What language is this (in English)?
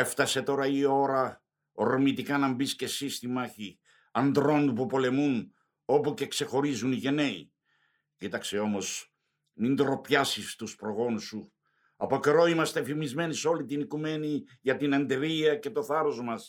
Greek